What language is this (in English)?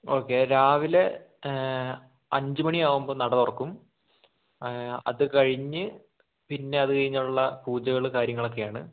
Malayalam